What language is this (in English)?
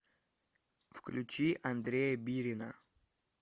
Russian